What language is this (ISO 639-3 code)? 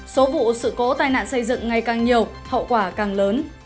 vie